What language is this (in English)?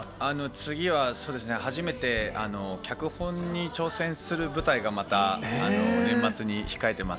Japanese